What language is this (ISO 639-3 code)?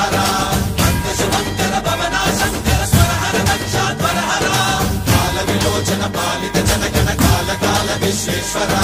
hin